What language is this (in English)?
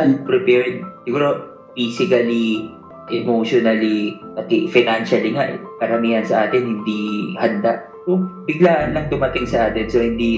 Filipino